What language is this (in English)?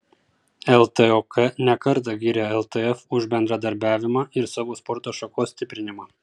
Lithuanian